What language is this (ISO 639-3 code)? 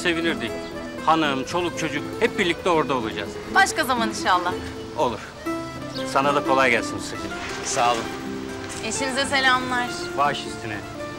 tur